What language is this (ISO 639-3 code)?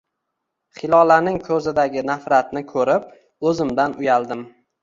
uzb